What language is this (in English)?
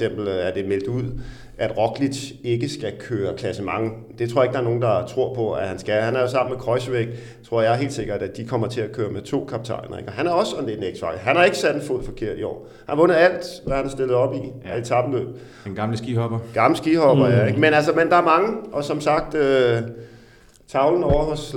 Danish